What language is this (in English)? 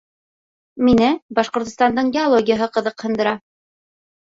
Bashkir